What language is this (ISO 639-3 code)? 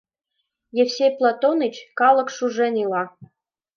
chm